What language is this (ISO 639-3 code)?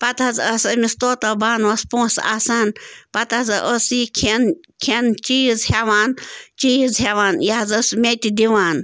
kas